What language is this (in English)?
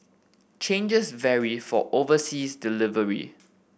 English